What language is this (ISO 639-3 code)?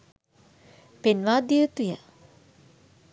sin